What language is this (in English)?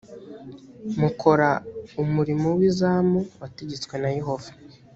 Kinyarwanda